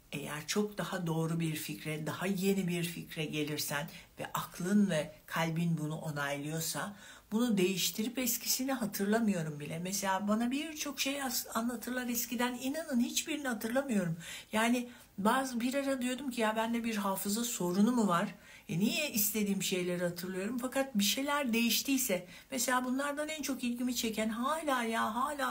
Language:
Turkish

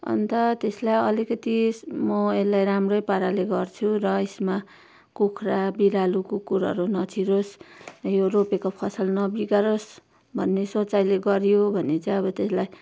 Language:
Nepali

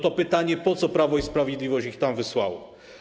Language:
Polish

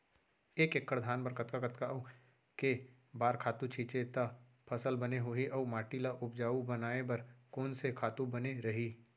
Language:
Chhattisgarhi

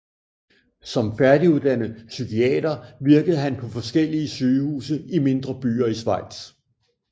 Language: Danish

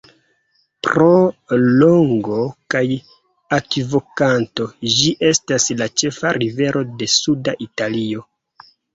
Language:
Esperanto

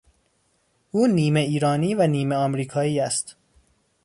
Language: Persian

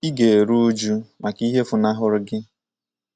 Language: Igbo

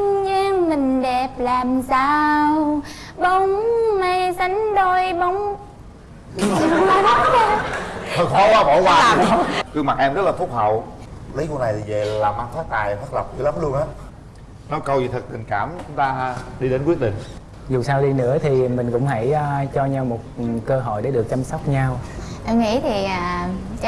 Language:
Vietnamese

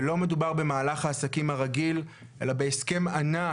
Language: Hebrew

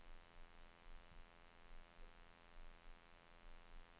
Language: Swedish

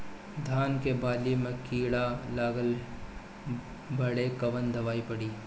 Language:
Bhojpuri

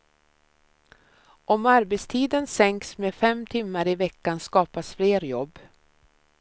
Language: Swedish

